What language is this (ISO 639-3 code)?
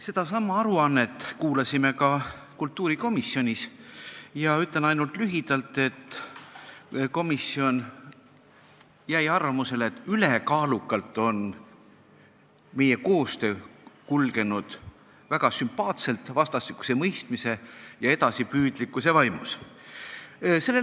est